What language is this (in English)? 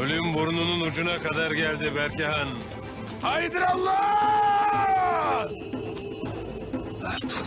Turkish